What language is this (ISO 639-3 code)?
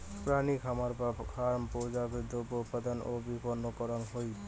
ben